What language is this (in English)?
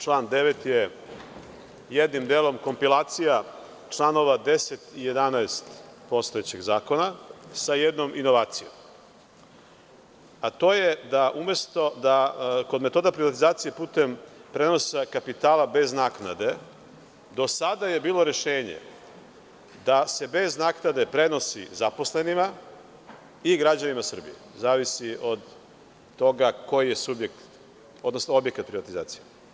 Serbian